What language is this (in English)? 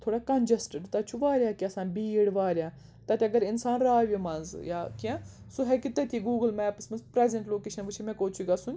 Kashmiri